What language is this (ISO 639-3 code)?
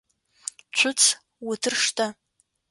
ady